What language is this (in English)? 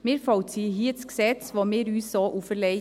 Swiss German